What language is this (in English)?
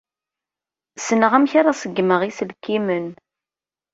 Kabyle